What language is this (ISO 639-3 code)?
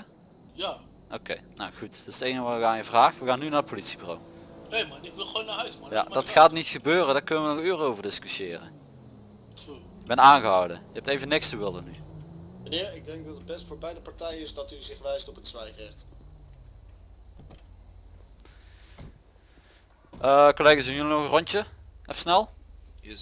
nld